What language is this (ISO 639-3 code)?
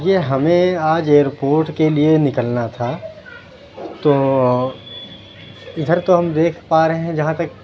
urd